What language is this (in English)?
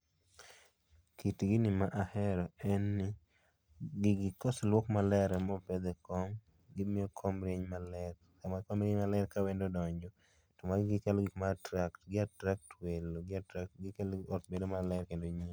Luo (Kenya and Tanzania)